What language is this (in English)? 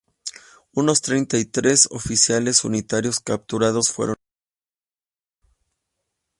Spanish